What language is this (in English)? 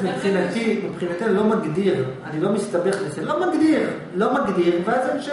Hebrew